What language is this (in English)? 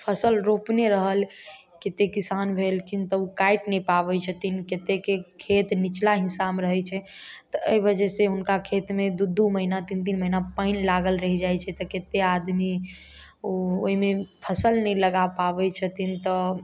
Maithili